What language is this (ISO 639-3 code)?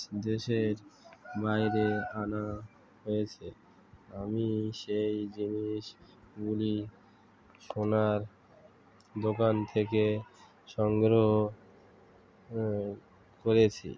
ben